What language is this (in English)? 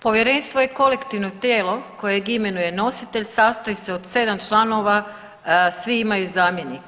Croatian